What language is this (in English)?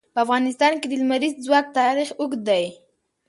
Pashto